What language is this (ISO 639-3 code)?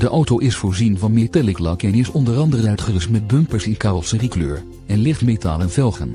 nld